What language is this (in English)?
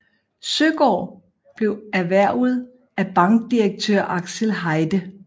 Danish